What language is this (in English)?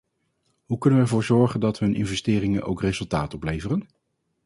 Dutch